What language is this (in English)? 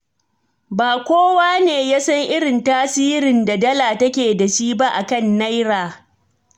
Hausa